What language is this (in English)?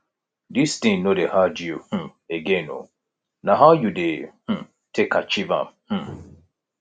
Nigerian Pidgin